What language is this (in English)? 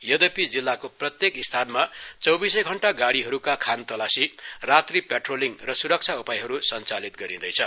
Nepali